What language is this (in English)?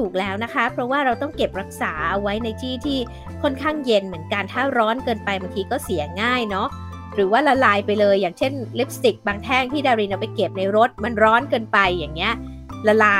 Thai